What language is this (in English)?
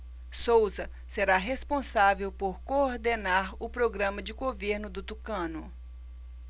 Portuguese